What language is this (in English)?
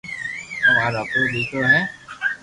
Loarki